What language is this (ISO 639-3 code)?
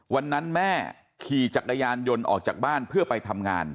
tha